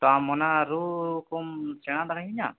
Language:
Santali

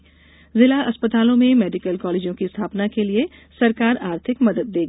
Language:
Hindi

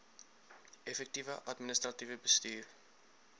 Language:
Afrikaans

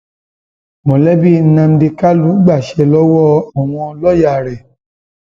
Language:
Yoruba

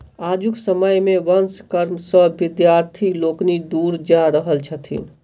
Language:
Maithili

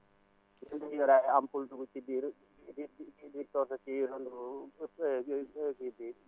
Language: Wolof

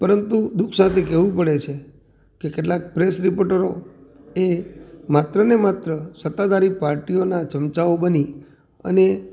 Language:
Gujarati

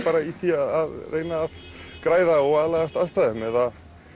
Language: Icelandic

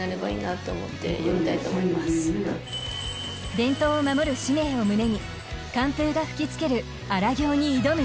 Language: Japanese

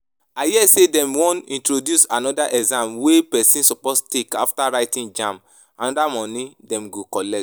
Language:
Nigerian Pidgin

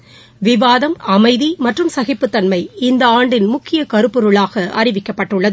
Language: Tamil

